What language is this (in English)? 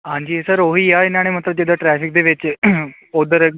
Punjabi